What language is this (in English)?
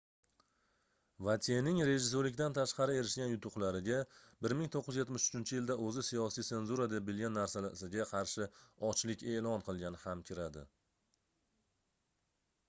Uzbek